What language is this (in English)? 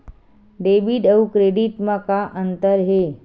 Chhattisgarhi